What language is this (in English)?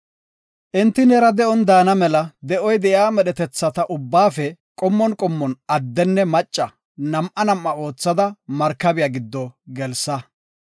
Gofa